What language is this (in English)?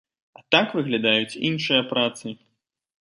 Belarusian